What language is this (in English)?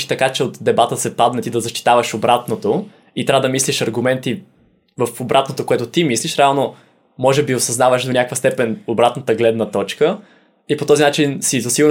Bulgarian